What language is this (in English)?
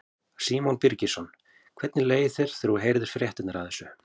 Icelandic